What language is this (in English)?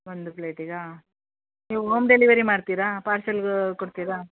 Kannada